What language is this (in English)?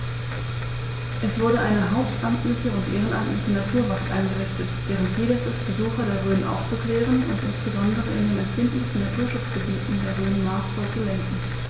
German